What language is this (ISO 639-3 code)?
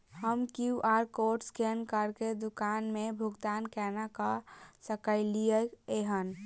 mai